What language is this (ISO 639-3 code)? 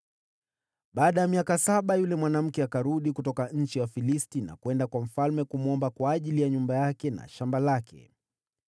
swa